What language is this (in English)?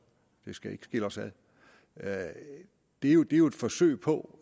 Danish